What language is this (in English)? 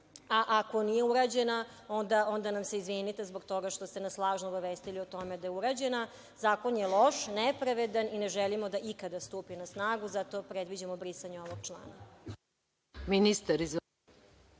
Serbian